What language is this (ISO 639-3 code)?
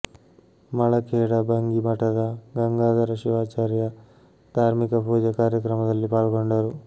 kan